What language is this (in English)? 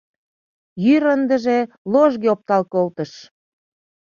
Mari